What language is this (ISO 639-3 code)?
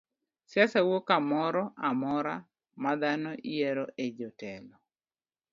luo